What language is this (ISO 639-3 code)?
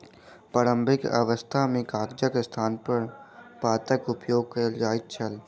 mai